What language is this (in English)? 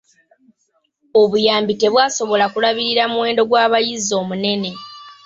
Ganda